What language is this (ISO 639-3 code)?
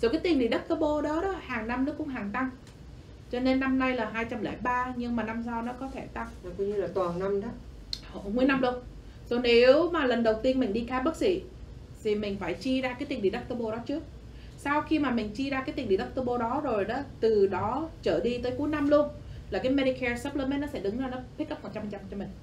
vie